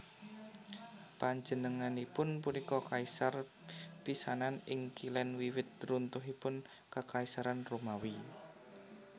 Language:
Javanese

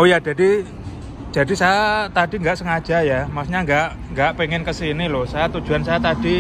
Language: Indonesian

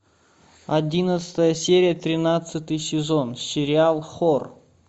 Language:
Russian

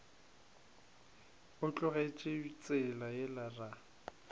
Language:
Northern Sotho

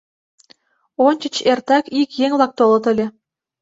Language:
Mari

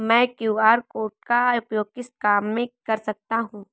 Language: Hindi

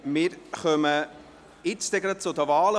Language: Swiss German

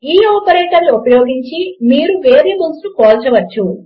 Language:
Telugu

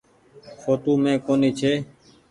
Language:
Goaria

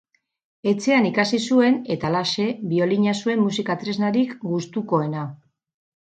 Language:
Basque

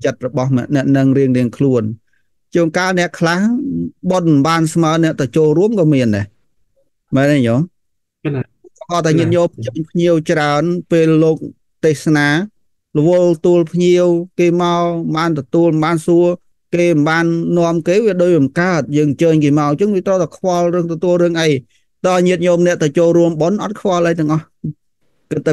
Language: Vietnamese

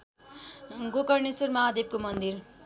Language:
Nepali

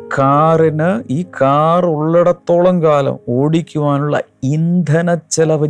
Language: Malayalam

